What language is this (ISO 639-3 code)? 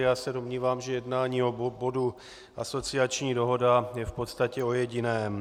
ces